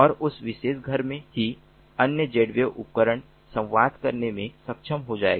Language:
Hindi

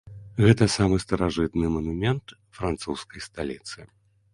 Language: Belarusian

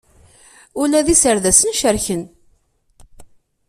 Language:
Kabyle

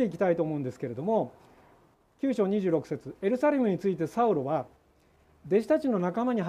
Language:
Japanese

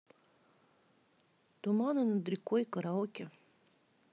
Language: Russian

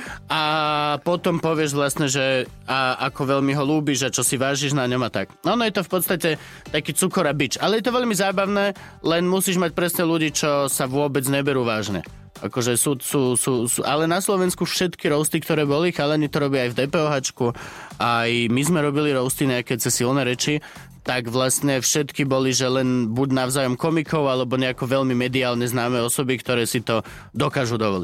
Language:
Slovak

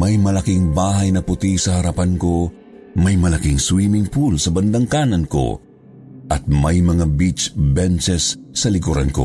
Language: Filipino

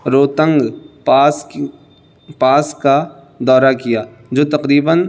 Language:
Urdu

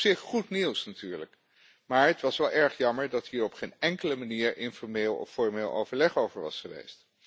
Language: Dutch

